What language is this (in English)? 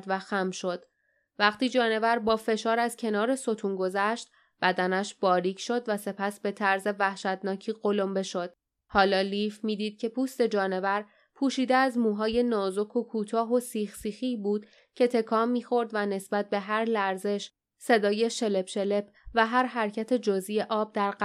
Persian